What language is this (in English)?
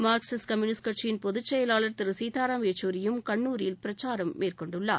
Tamil